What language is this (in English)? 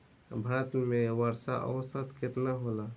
Bhojpuri